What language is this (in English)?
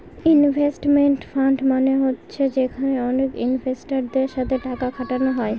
Bangla